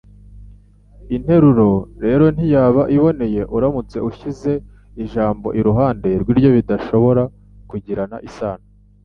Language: Kinyarwanda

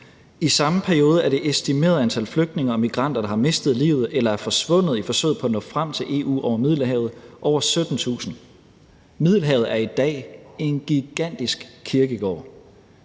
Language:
Danish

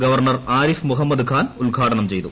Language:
Malayalam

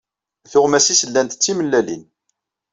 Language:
Kabyle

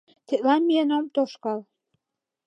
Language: Mari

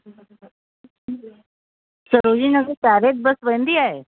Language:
Sindhi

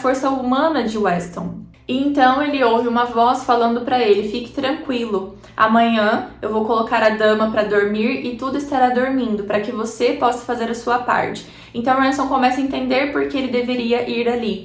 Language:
Portuguese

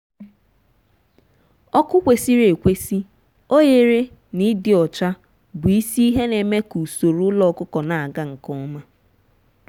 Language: Igbo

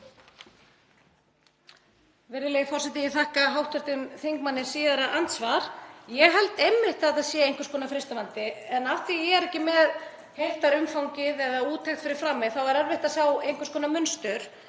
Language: Icelandic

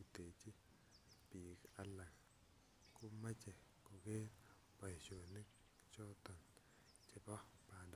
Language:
Kalenjin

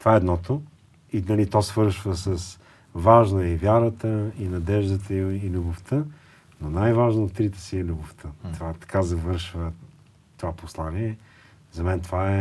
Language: Bulgarian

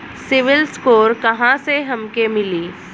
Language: Bhojpuri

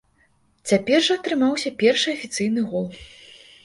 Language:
Belarusian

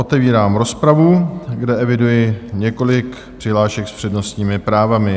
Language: Czech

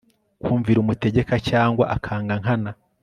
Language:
Kinyarwanda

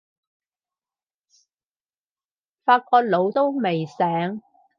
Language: Cantonese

